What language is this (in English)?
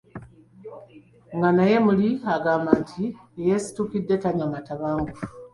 Ganda